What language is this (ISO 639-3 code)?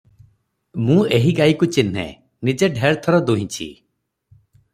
ori